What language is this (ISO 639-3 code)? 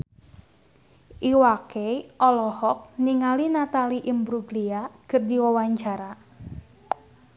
sun